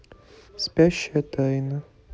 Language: Russian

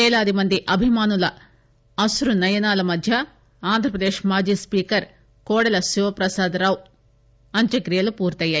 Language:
Telugu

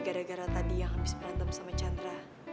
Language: Indonesian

